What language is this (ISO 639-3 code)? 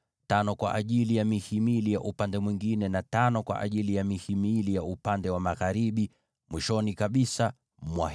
swa